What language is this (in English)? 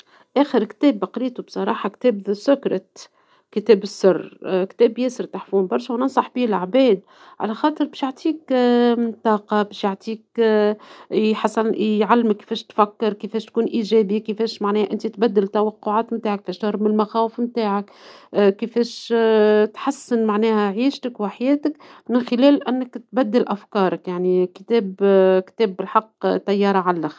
Tunisian Arabic